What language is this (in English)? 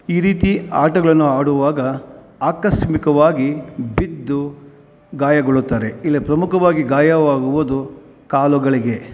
Kannada